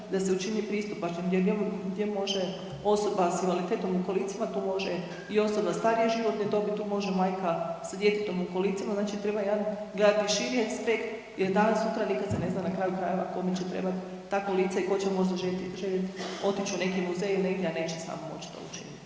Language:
Croatian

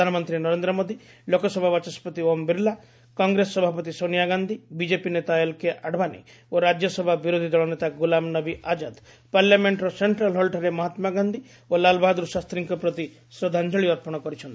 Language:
Odia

